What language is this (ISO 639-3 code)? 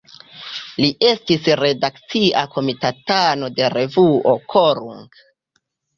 epo